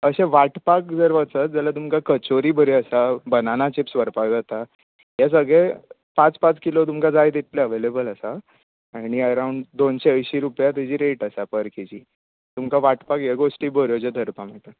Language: Konkani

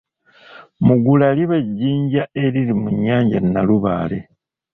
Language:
Ganda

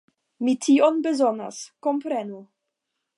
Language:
Esperanto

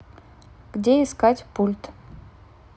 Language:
Russian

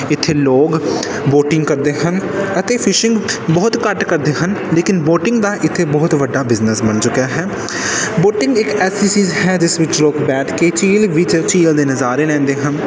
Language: Punjabi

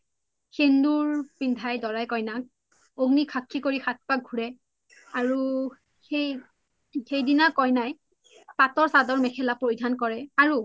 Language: Assamese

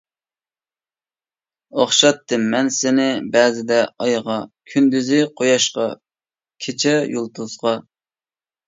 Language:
Uyghur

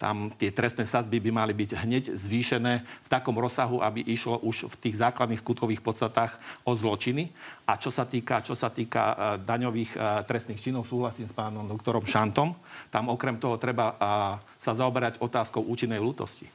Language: Slovak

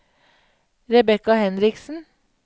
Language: Norwegian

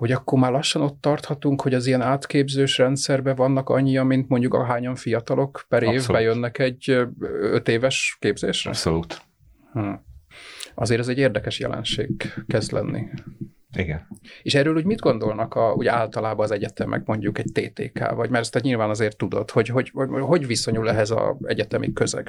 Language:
Hungarian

